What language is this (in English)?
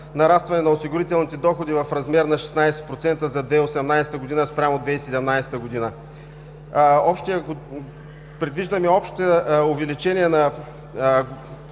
Bulgarian